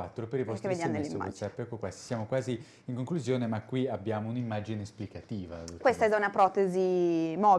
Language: Italian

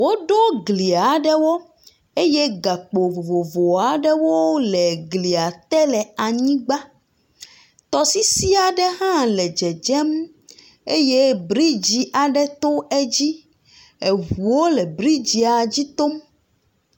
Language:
Ewe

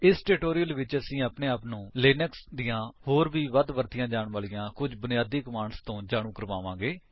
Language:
Punjabi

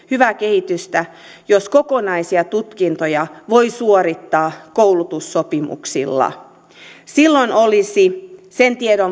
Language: Finnish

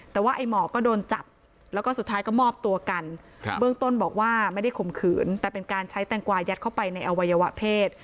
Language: Thai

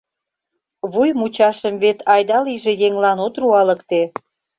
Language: Mari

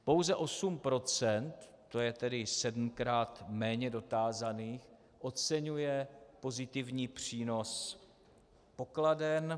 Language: Czech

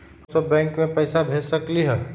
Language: Magahi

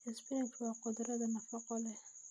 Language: Somali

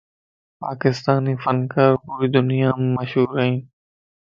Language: Lasi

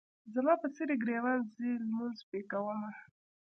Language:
Pashto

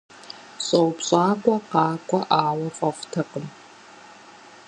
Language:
Kabardian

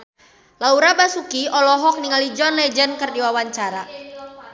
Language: Sundanese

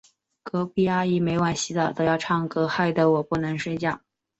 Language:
Chinese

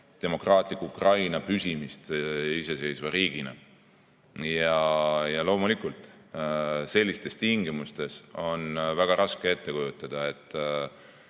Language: Estonian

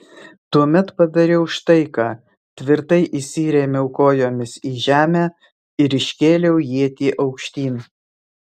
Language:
Lithuanian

